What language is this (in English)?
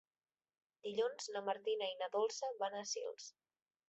Catalan